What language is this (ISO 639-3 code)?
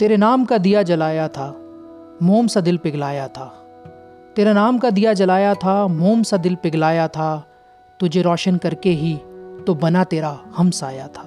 hin